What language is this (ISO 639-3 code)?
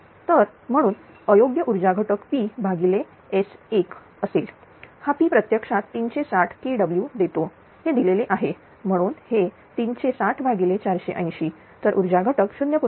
mar